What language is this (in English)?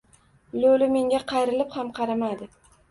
Uzbek